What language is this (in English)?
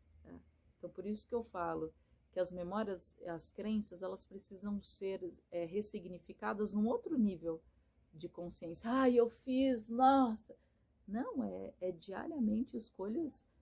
Portuguese